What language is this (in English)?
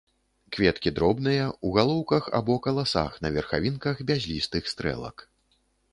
Belarusian